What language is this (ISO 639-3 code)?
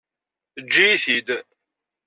kab